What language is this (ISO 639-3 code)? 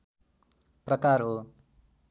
nep